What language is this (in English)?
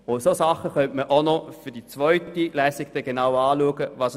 Swiss German